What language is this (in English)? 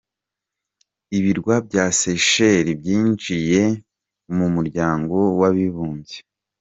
Kinyarwanda